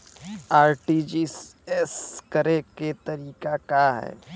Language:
Bhojpuri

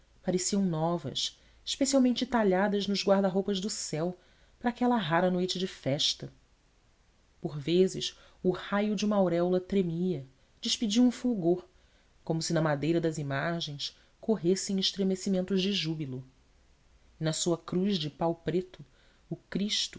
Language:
Portuguese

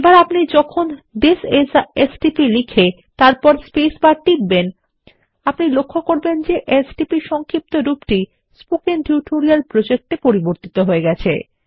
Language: Bangla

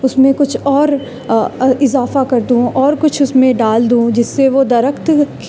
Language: Urdu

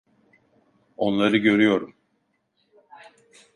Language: Turkish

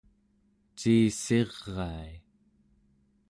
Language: Central Yupik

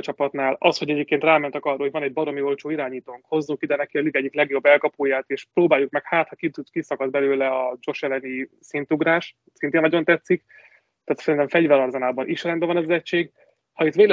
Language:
Hungarian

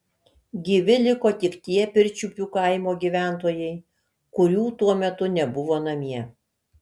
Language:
Lithuanian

